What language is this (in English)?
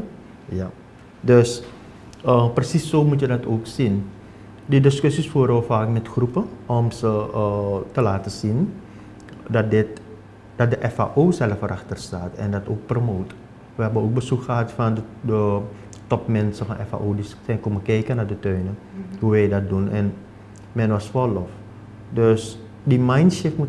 Dutch